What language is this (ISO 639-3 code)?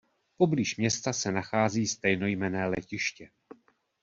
ces